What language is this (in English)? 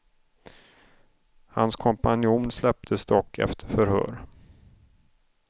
Swedish